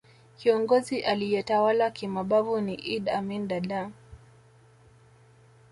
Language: Swahili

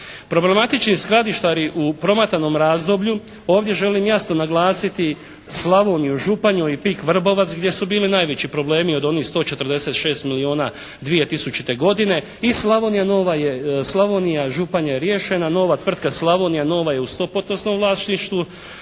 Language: Croatian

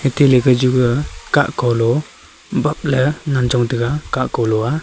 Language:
Wancho Naga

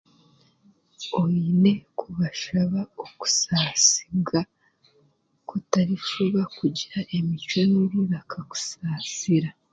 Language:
Chiga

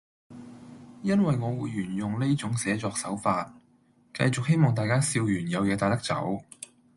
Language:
Cantonese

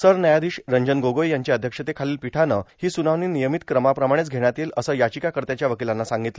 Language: Marathi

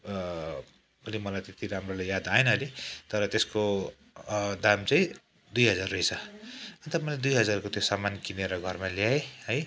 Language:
Nepali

